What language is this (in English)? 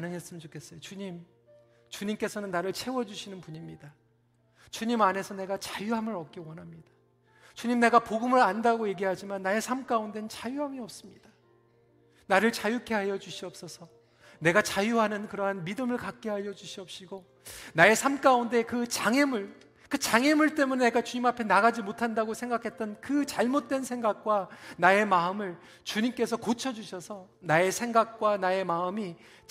Korean